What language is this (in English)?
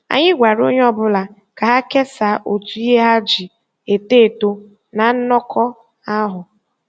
Igbo